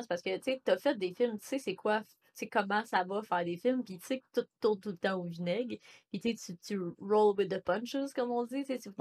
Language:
French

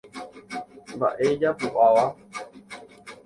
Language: Guarani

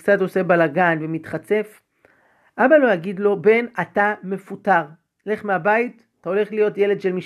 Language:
Hebrew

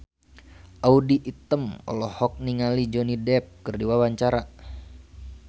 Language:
Sundanese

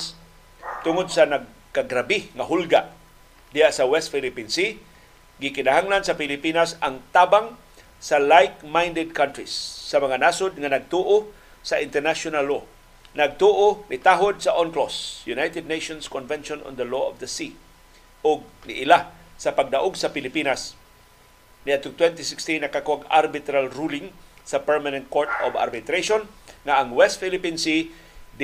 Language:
Filipino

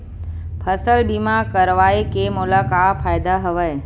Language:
Chhattisgarhi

